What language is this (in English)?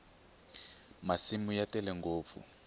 Tsonga